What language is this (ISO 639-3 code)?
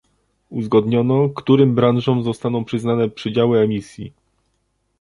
pol